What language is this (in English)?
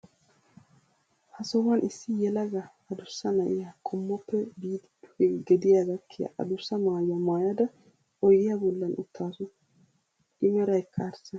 Wolaytta